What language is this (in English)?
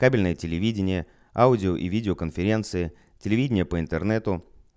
Russian